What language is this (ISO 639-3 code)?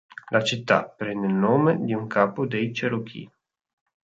ita